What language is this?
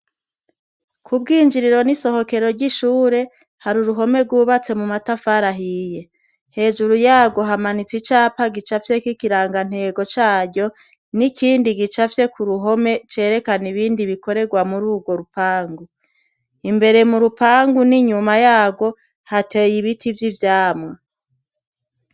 Rundi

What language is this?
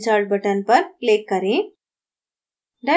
Hindi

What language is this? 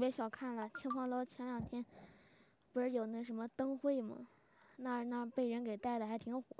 Chinese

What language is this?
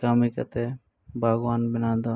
Santali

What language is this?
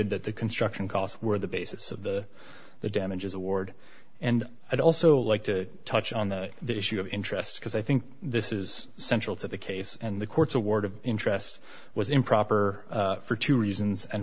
English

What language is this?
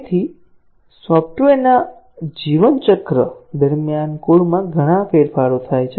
Gujarati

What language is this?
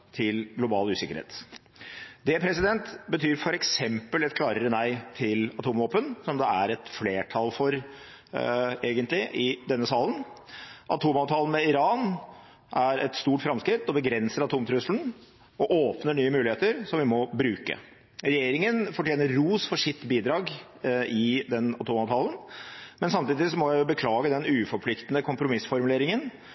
Norwegian Bokmål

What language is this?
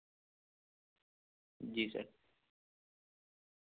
Urdu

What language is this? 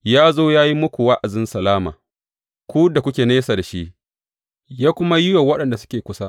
Hausa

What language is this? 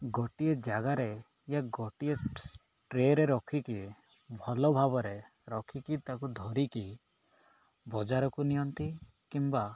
Odia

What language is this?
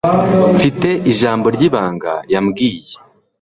Kinyarwanda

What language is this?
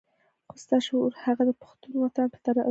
Pashto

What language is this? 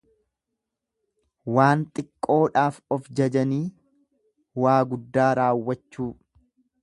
Oromo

